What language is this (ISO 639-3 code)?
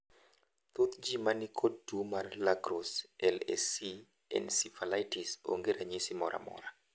luo